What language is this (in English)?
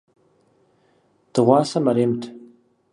Kabardian